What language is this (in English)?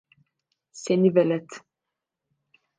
Turkish